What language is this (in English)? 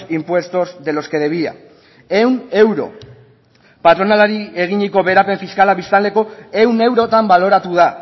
Basque